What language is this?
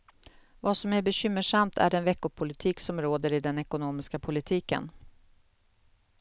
Swedish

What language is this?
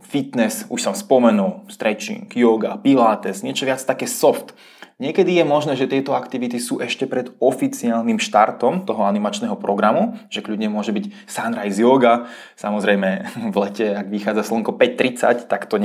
Czech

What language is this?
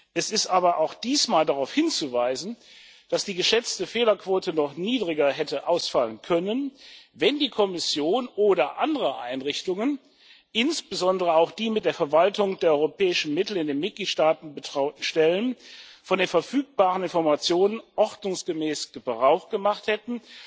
German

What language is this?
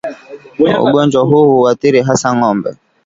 Swahili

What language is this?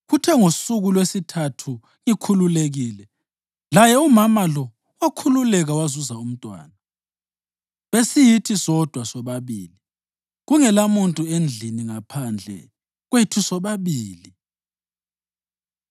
North Ndebele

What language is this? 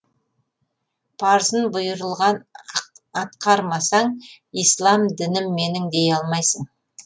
Kazakh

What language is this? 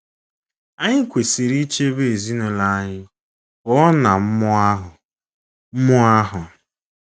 Igbo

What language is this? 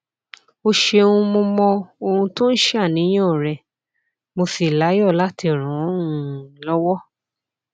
Yoruba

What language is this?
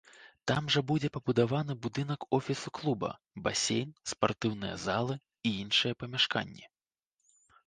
Belarusian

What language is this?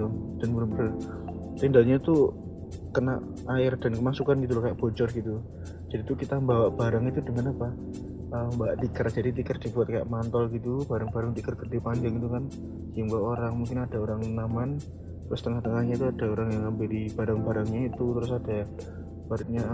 Indonesian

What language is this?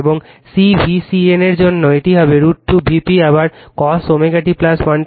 Bangla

